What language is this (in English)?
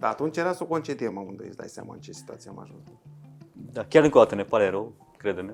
Romanian